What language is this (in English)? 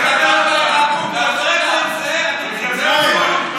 Hebrew